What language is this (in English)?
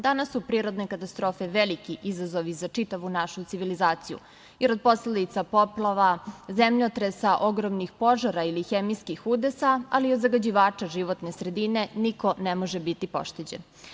Serbian